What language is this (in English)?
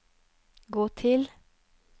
Norwegian